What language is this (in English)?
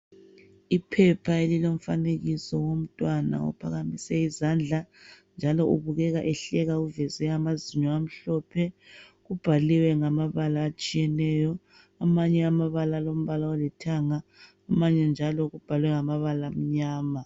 North Ndebele